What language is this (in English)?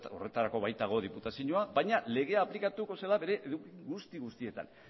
Basque